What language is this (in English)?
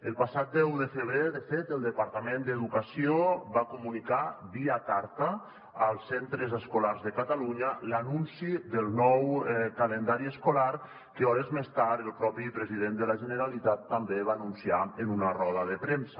Catalan